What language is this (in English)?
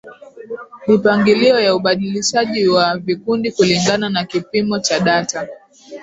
Swahili